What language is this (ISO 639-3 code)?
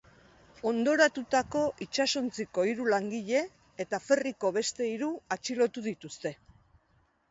eus